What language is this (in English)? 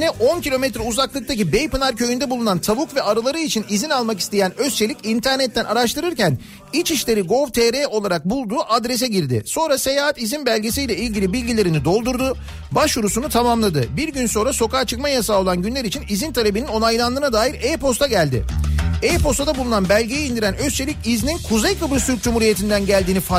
Turkish